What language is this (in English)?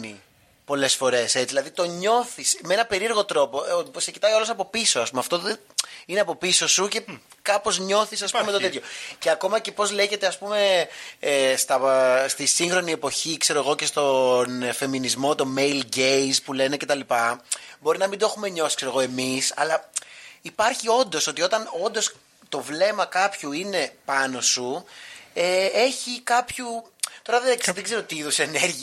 Greek